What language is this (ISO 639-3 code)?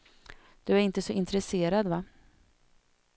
swe